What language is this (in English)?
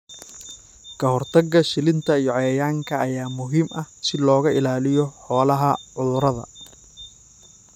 Somali